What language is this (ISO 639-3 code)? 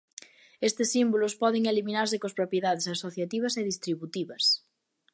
glg